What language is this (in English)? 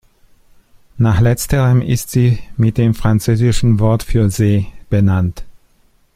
German